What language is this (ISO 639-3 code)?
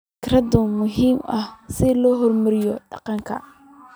som